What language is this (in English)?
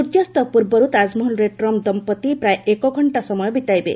Odia